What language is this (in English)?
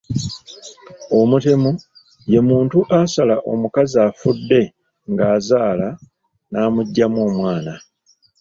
Ganda